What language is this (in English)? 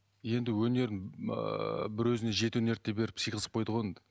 Kazakh